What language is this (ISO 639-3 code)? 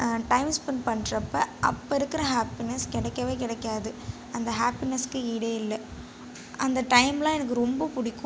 tam